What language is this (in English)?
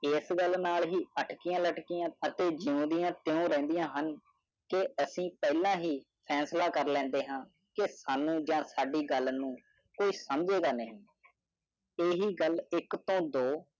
Punjabi